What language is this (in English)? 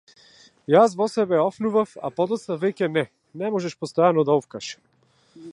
Macedonian